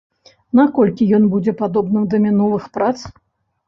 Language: Belarusian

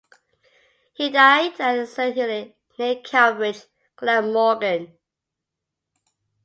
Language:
English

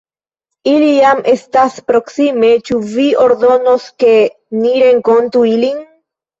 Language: Esperanto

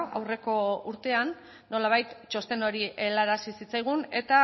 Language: Basque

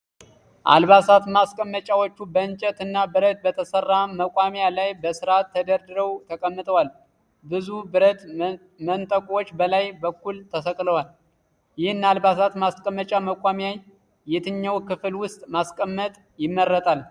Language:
Amharic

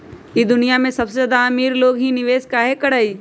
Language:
Magahi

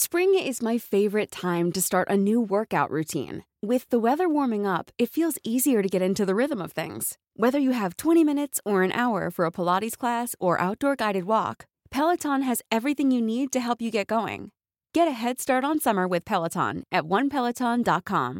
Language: Filipino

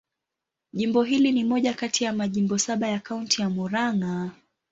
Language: Swahili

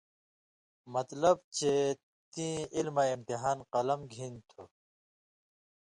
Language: Indus Kohistani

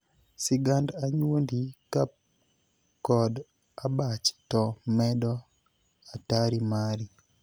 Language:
Luo (Kenya and Tanzania)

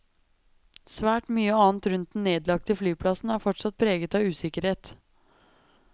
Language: Norwegian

